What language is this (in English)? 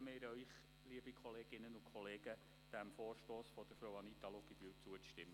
Swiss German